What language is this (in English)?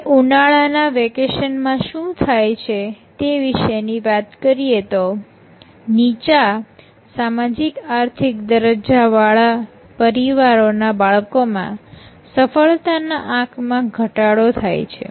Gujarati